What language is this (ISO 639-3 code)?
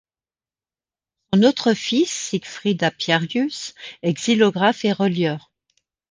fra